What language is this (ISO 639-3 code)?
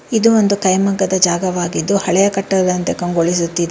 kan